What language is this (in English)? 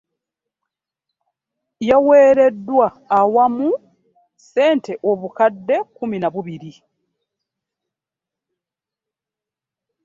Ganda